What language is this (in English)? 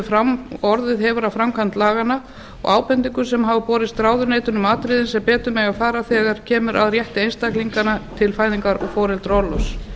Icelandic